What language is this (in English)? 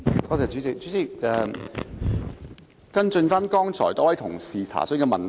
Cantonese